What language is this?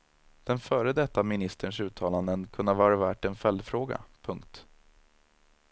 Swedish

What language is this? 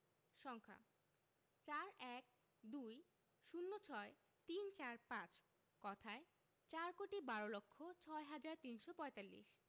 Bangla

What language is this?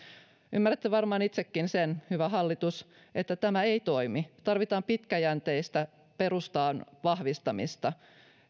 Finnish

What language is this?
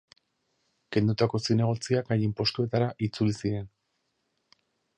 Basque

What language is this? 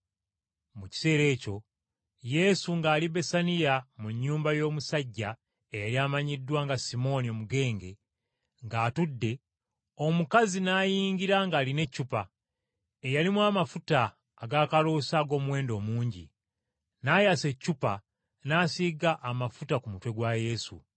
Ganda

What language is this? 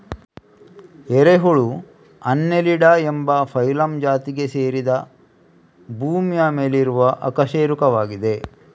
Kannada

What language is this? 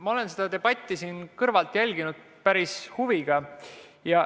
Estonian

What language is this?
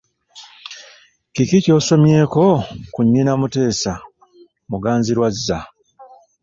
Ganda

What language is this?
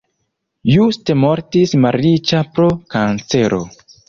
Esperanto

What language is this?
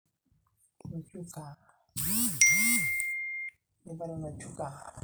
Masai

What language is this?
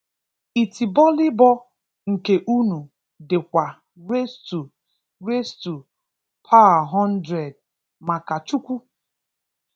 Igbo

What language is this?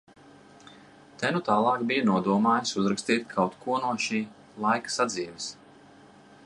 Latvian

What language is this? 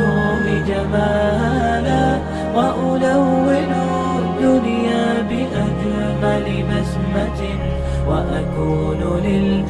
Arabic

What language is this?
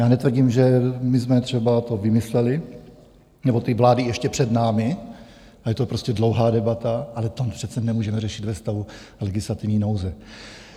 Czech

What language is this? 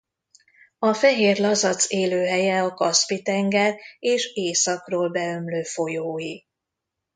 Hungarian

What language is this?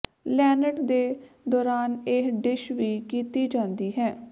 Punjabi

